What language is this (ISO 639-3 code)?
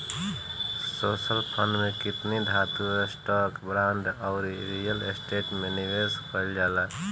bho